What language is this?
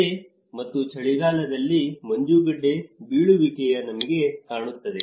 Kannada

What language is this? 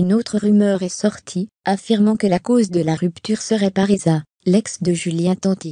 French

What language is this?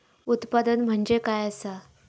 Marathi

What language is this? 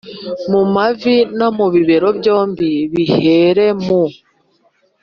Kinyarwanda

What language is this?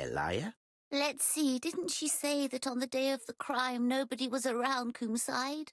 Polish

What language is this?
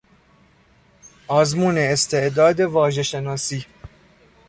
Persian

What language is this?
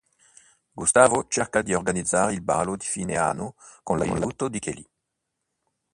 Italian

